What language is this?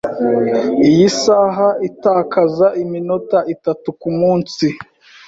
Kinyarwanda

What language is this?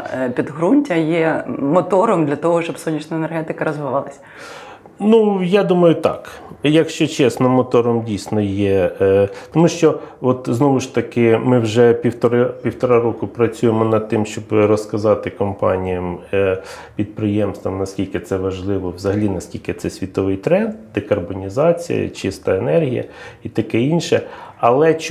Ukrainian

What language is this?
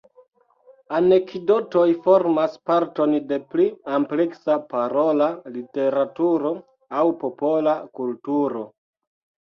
Esperanto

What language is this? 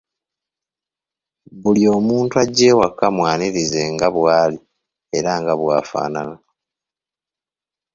Ganda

